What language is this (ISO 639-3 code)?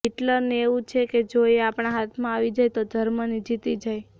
guj